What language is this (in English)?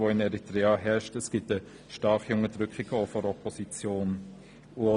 Swiss German